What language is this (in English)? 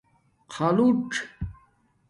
Domaaki